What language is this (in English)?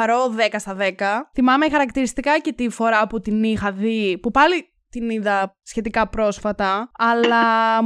Greek